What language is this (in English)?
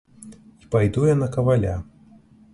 Belarusian